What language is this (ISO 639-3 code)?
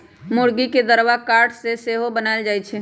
mag